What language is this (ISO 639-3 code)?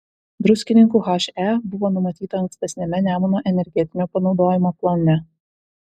lit